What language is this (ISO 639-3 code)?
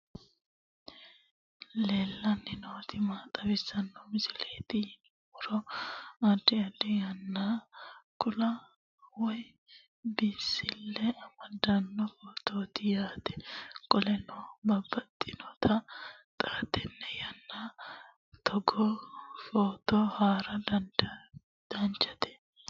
sid